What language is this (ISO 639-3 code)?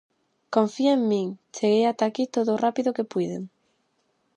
glg